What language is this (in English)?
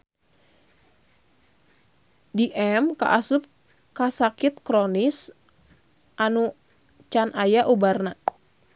Sundanese